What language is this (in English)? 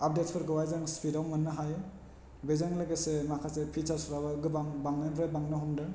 Bodo